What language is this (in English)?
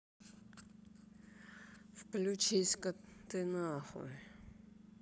Russian